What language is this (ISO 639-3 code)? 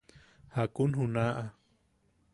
yaq